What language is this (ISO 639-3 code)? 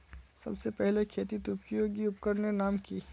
mag